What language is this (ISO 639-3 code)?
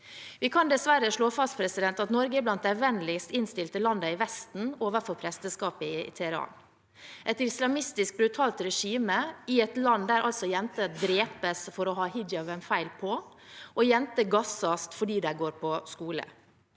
nor